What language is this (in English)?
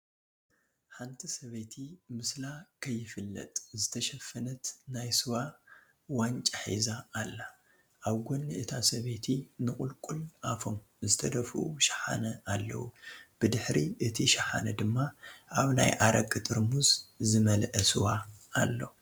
Tigrinya